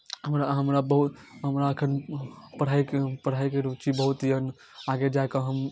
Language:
Maithili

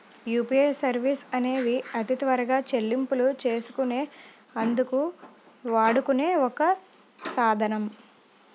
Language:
Telugu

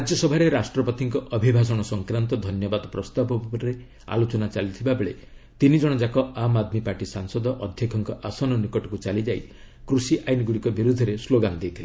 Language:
Odia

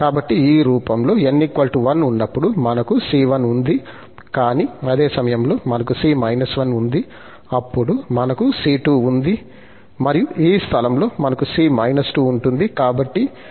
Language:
Telugu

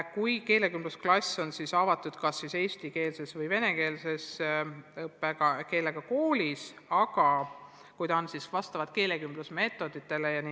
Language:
Estonian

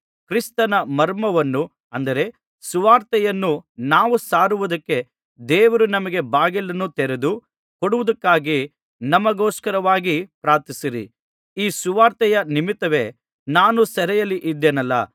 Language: Kannada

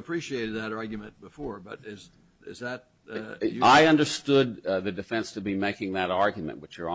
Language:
English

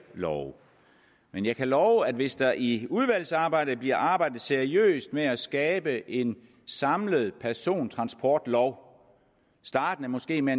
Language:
Danish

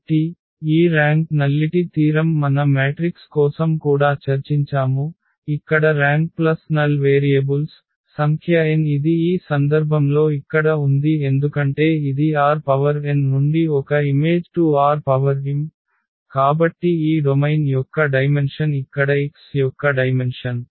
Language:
Telugu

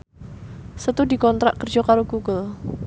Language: Javanese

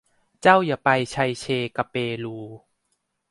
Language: Thai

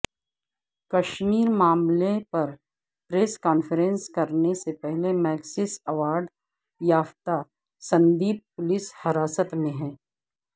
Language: Urdu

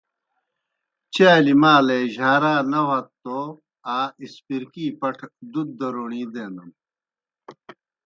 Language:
Kohistani Shina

